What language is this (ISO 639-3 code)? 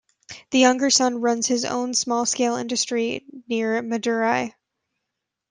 eng